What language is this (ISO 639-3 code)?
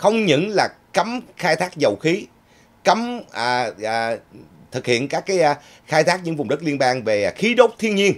vie